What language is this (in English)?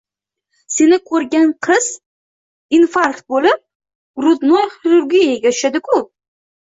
Uzbek